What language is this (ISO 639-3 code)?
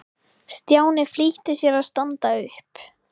isl